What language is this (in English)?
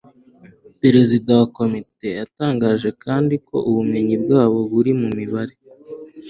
Kinyarwanda